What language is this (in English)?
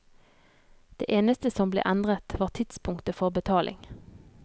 Norwegian